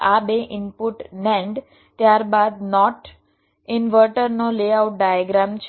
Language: Gujarati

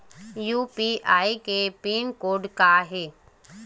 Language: Chhattisgarhi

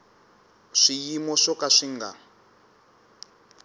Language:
Tsonga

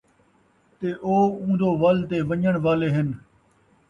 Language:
Saraiki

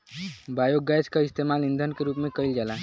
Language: Bhojpuri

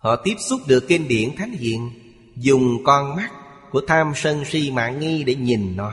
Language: Vietnamese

